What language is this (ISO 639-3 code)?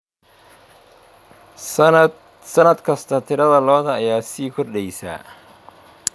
som